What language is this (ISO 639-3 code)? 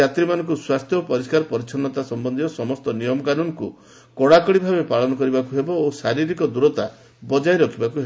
ori